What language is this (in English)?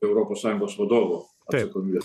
Lithuanian